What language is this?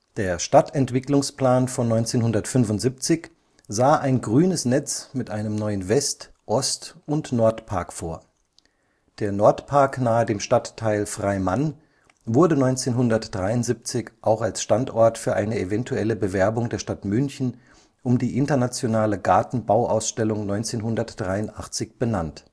German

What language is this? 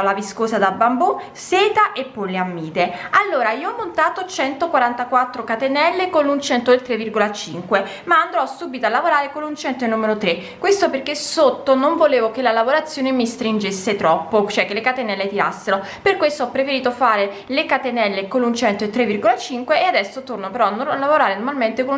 Italian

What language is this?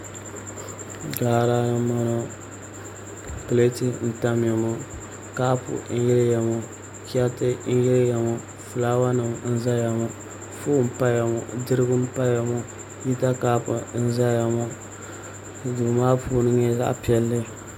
Dagbani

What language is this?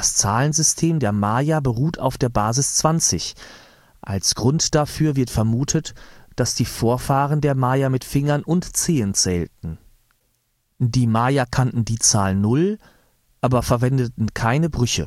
German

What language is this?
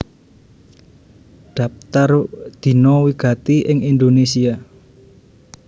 Javanese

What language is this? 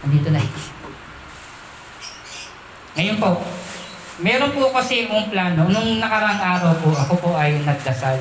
Filipino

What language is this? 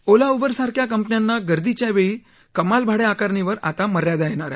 Marathi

